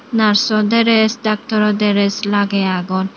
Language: Chakma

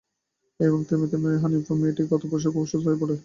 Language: Bangla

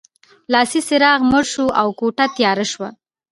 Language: Pashto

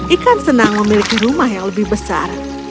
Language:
Indonesian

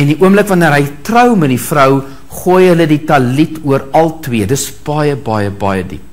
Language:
Dutch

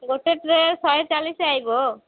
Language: Odia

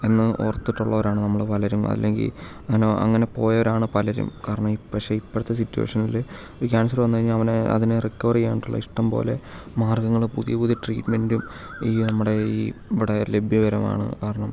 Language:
Malayalam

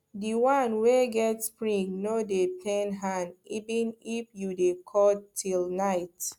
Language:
Nigerian Pidgin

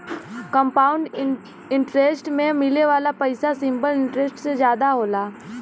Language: Bhojpuri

